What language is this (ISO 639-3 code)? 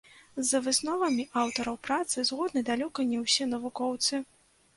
bel